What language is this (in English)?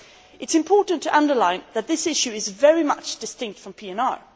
English